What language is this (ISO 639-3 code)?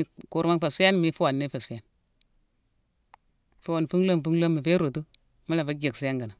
msw